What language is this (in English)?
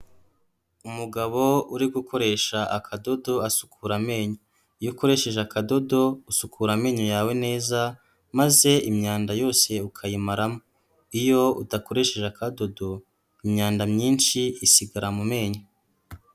Kinyarwanda